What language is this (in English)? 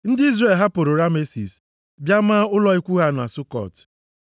Igbo